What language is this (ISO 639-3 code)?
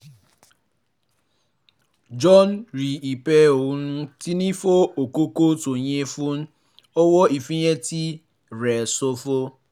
yor